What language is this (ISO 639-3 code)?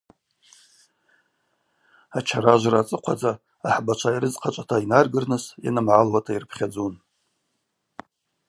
abq